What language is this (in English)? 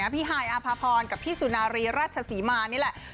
Thai